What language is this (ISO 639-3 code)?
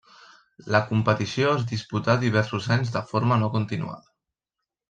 cat